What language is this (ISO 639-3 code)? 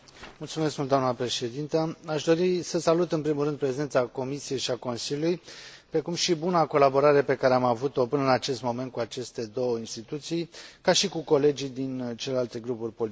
ron